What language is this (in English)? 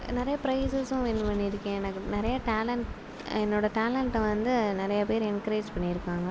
Tamil